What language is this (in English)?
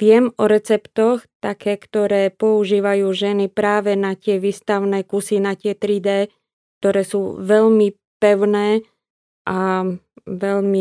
Slovak